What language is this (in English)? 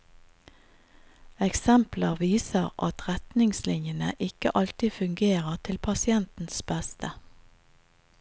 Norwegian